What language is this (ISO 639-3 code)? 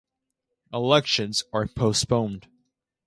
eng